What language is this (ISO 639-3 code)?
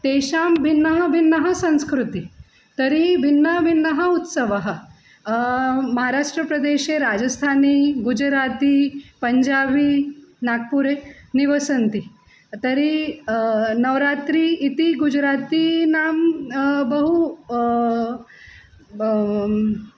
san